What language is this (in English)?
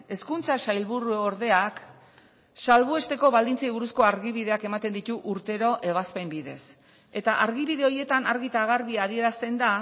Basque